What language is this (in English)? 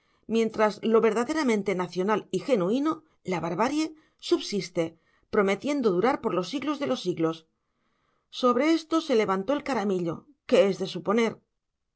Spanish